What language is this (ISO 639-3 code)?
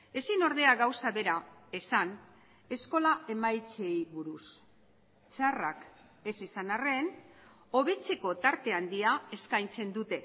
eus